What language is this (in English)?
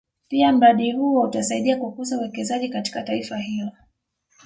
Swahili